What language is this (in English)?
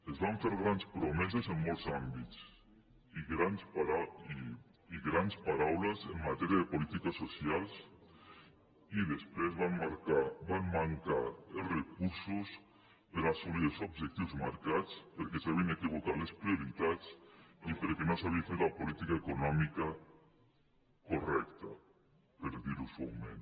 Catalan